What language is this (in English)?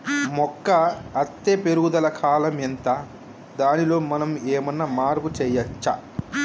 Telugu